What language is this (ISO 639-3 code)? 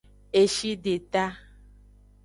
ajg